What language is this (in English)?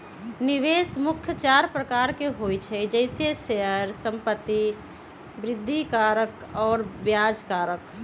Magahi